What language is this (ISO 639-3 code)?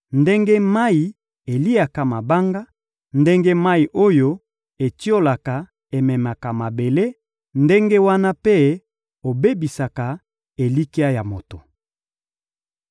lin